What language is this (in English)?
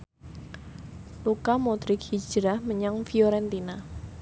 Javanese